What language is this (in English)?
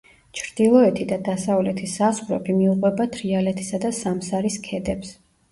Georgian